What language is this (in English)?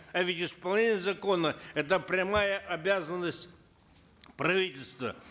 Kazakh